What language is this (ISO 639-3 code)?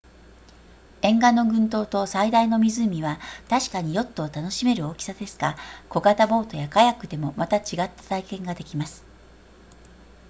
jpn